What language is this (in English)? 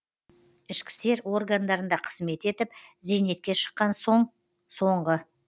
Kazakh